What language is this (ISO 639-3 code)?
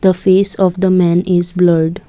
eng